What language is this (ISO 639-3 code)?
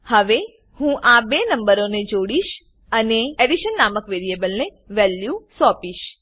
guj